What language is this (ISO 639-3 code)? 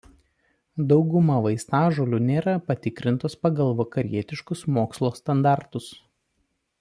lit